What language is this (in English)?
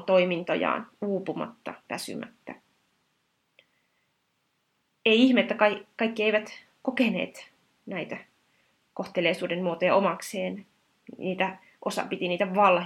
Finnish